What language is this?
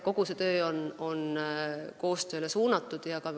Estonian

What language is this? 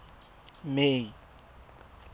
Tswana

